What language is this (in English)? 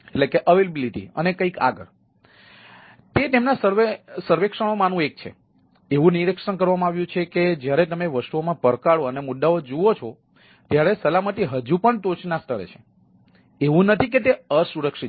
Gujarati